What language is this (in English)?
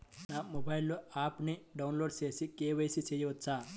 Telugu